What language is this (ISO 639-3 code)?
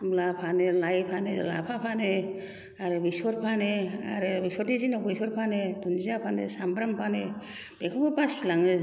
brx